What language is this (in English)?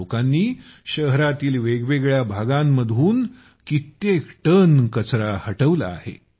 Marathi